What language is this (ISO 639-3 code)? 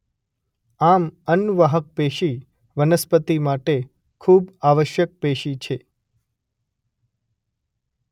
guj